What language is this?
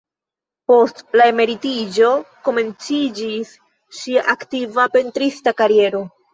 Esperanto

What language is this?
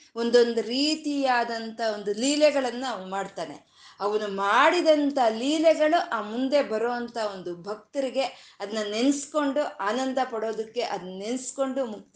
Kannada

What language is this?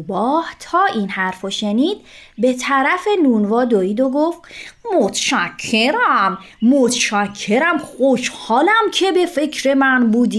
Persian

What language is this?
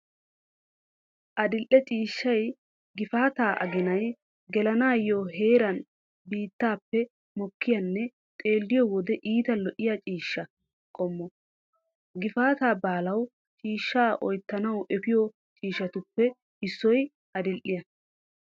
Wolaytta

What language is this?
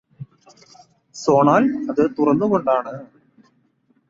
Malayalam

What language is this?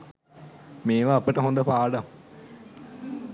Sinhala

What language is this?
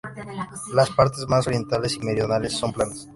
Spanish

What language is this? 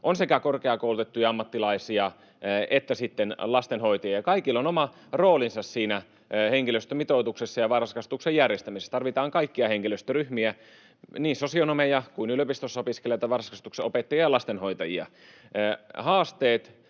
Finnish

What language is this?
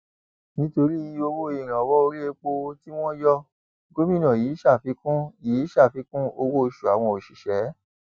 Yoruba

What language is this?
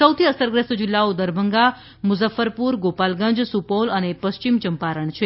Gujarati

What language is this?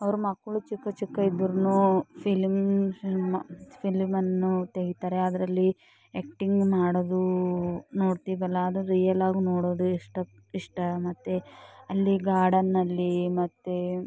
Kannada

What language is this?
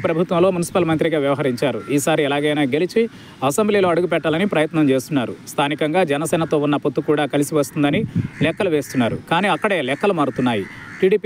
Telugu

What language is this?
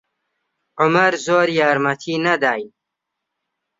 Central Kurdish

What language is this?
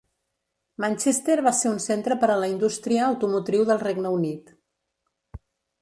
Catalan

